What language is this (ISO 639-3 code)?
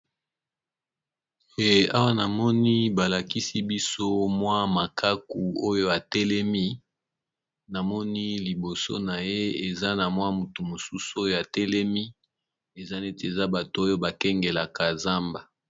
lin